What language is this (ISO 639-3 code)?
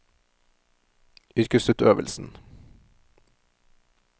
nor